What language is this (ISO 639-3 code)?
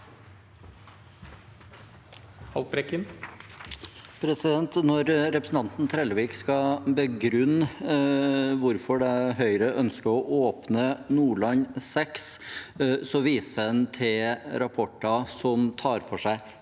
nor